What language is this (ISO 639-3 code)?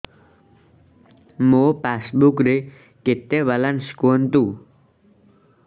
ori